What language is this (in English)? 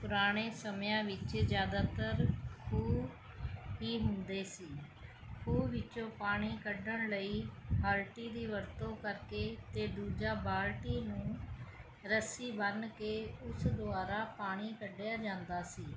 Punjabi